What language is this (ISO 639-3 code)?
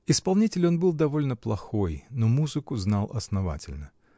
rus